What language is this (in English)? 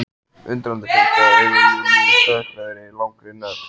Icelandic